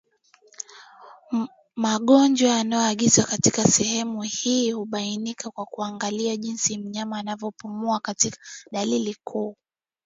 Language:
Swahili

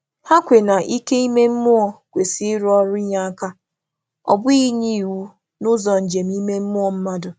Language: Igbo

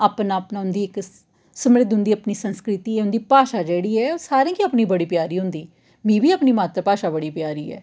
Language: Dogri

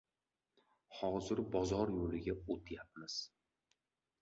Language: Uzbek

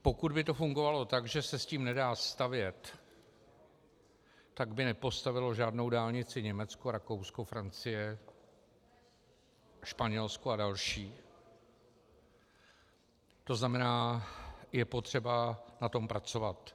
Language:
Czech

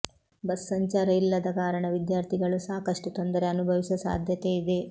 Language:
Kannada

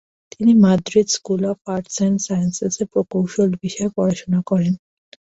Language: Bangla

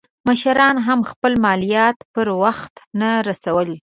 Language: Pashto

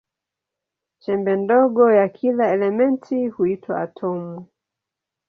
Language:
Swahili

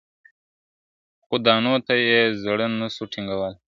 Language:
Pashto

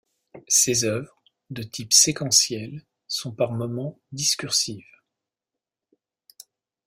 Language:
French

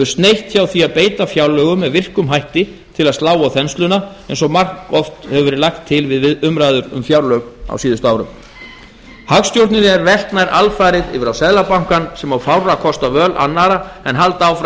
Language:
Icelandic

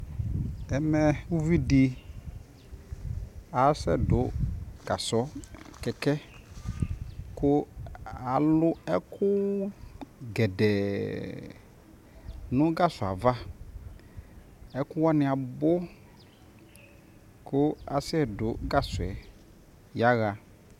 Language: Ikposo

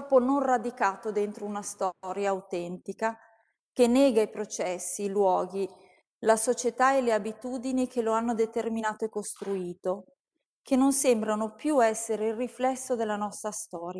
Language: Italian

